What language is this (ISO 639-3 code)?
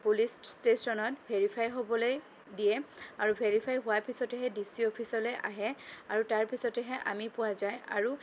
asm